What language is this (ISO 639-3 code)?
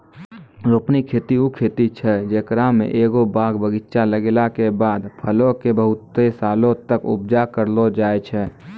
mai